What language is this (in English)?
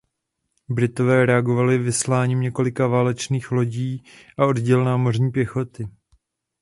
Czech